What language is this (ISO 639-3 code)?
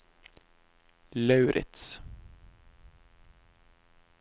nor